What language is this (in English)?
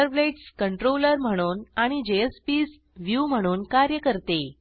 Marathi